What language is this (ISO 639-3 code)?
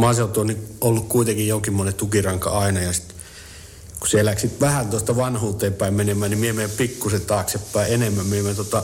fin